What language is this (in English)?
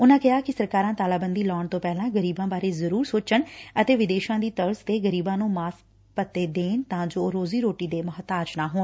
Punjabi